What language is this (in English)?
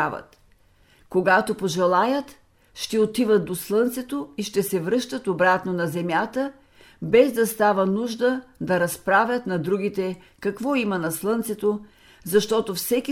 Bulgarian